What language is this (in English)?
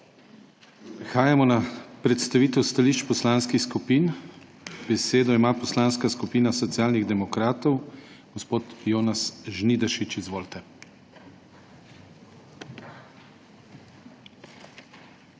Slovenian